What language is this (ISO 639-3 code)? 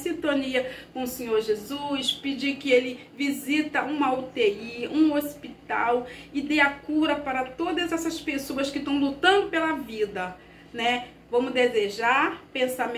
por